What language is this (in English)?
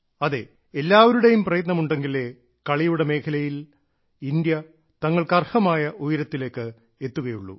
Malayalam